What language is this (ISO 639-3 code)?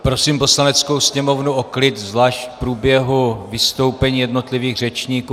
ces